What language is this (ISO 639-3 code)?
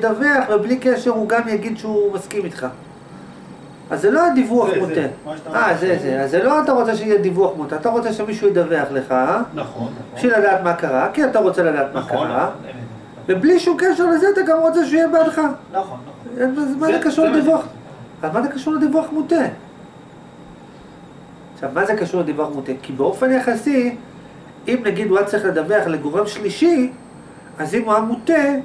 heb